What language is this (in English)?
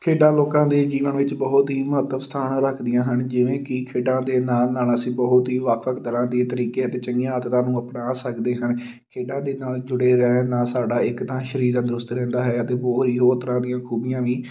Punjabi